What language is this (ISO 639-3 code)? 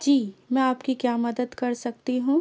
urd